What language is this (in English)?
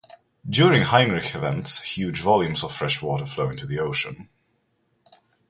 English